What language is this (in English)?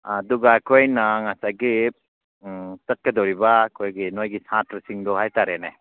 Manipuri